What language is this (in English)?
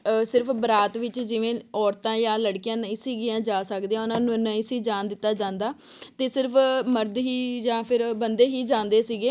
Punjabi